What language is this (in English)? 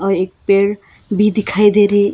Hindi